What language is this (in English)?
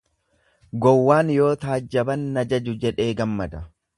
Oromo